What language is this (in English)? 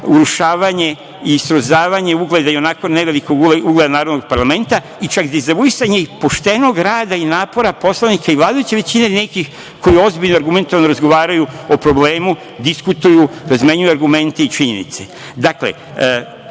Serbian